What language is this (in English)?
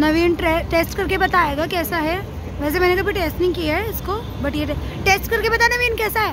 Hindi